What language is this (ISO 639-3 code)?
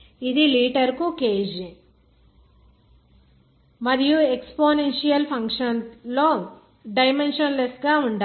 tel